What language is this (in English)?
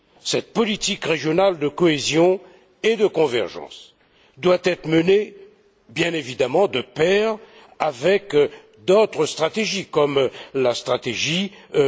French